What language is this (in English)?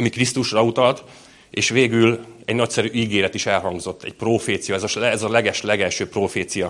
Hungarian